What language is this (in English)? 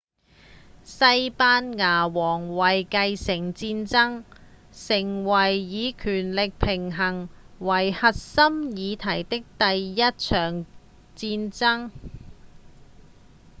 Cantonese